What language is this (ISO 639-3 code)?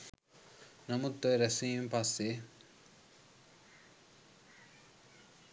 sin